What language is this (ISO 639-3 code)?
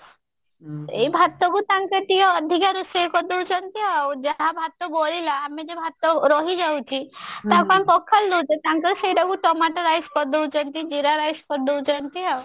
ori